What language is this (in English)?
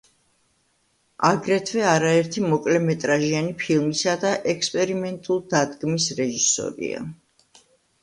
Georgian